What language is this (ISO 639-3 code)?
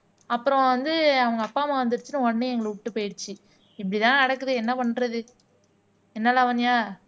tam